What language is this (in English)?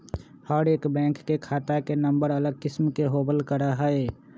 Magahi